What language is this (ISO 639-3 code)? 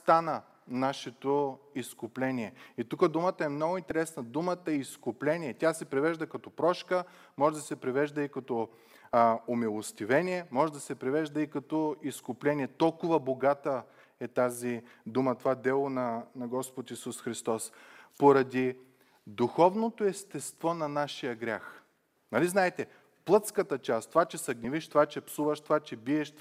bul